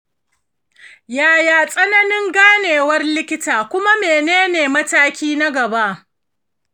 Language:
Hausa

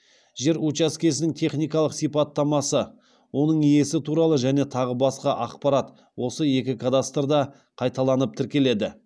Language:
Kazakh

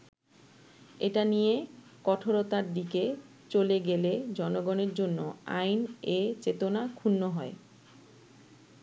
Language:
Bangla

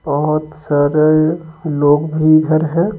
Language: Hindi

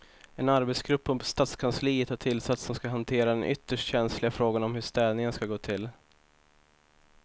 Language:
Swedish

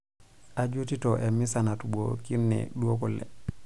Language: Masai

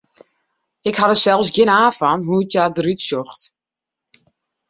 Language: Western Frisian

